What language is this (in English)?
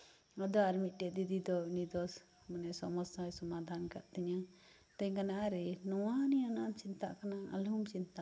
Santali